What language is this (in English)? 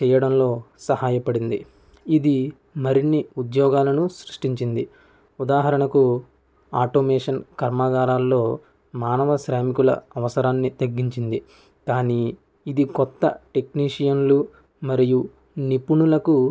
Telugu